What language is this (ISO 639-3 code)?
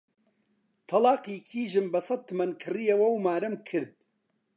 ckb